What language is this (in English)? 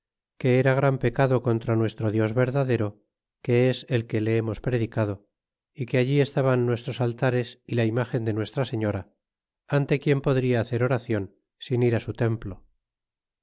Spanish